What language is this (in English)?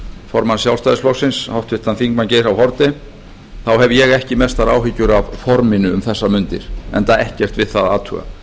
Icelandic